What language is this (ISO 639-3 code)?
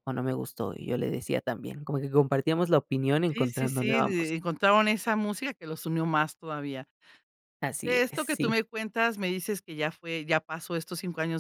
spa